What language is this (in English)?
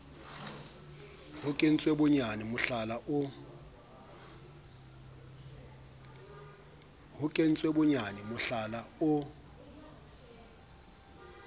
Southern Sotho